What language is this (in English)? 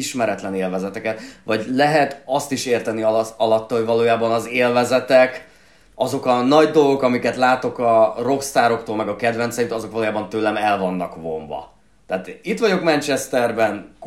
Hungarian